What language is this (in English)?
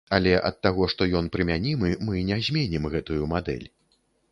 Belarusian